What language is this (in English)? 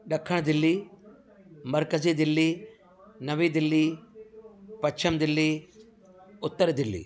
Sindhi